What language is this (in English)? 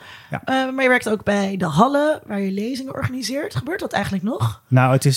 Dutch